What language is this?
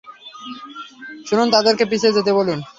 Bangla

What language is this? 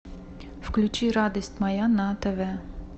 Russian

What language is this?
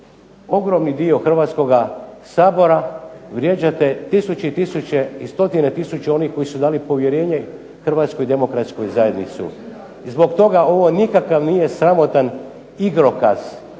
Croatian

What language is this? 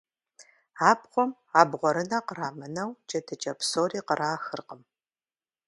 Kabardian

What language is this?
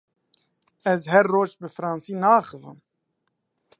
Kurdish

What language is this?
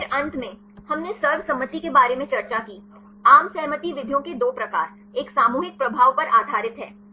Hindi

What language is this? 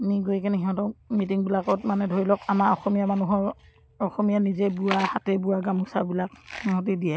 Assamese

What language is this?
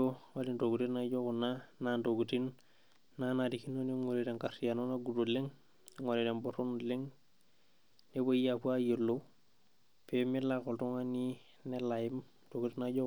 Masai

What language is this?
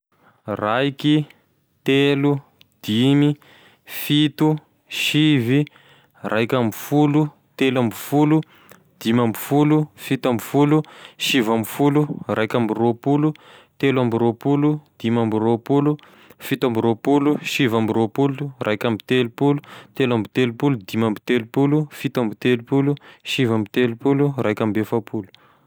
Tesaka Malagasy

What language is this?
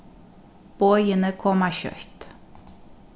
Faroese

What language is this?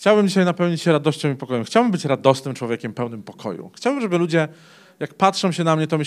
Polish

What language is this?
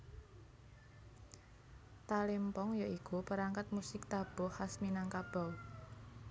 Javanese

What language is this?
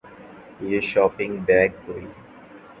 Urdu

